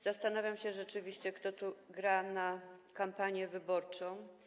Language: Polish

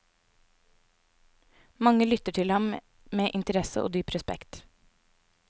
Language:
Norwegian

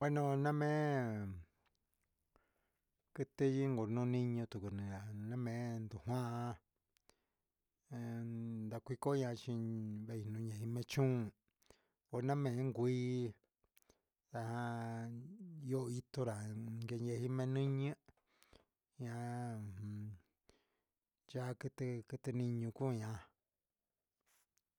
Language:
Huitepec Mixtec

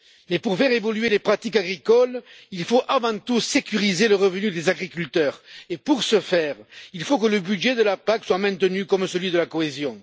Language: French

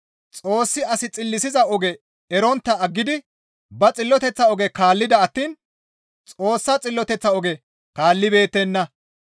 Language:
Gamo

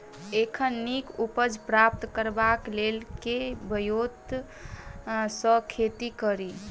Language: Maithili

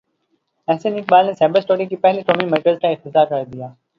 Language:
Urdu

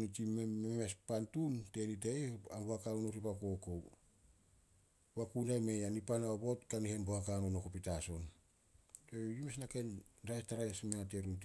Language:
Solos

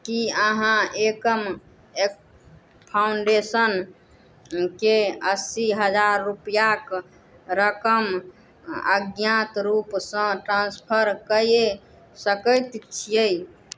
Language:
Maithili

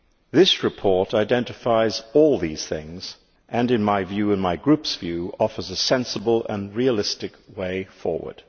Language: English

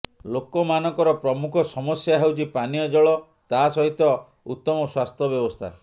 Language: Odia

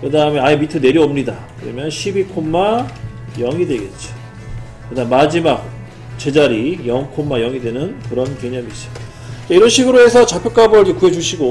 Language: Korean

